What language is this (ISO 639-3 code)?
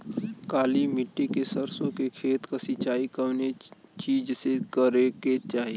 bho